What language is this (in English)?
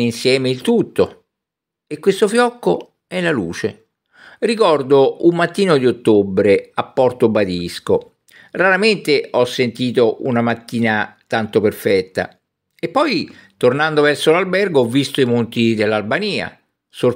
Italian